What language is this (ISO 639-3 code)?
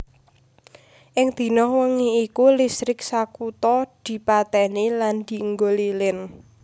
jav